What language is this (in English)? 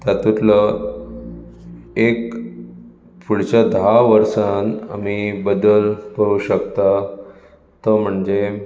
Konkani